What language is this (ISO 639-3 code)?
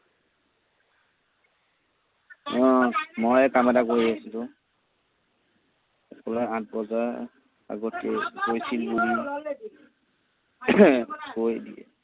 asm